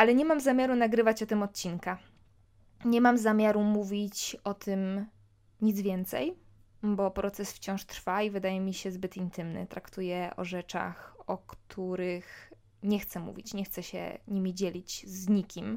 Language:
Polish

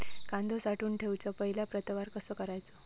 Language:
Marathi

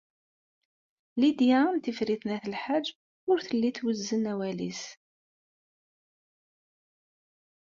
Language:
Kabyle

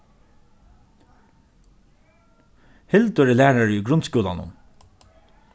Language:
Faroese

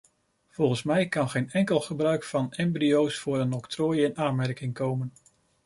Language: Dutch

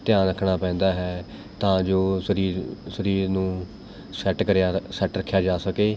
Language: Punjabi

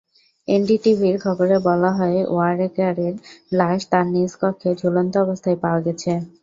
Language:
Bangla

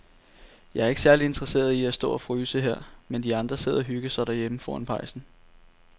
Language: Danish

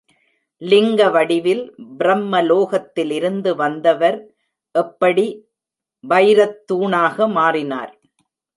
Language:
Tamil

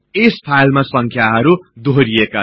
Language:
Nepali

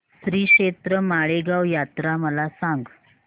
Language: Marathi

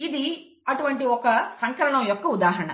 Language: Telugu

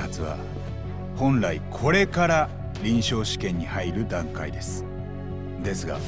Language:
Japanese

